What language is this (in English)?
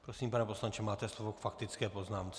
Czech